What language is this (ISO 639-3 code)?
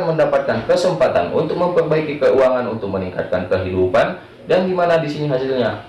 ind